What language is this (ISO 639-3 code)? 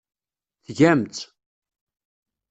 kab